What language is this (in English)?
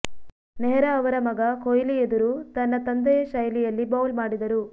Kannada